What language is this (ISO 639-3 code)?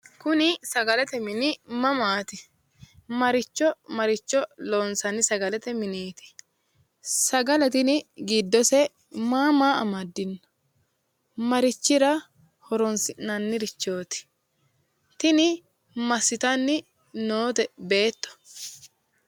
sid